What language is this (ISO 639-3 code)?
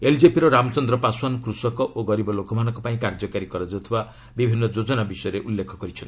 ori